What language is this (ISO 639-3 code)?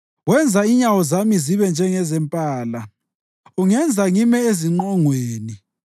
nde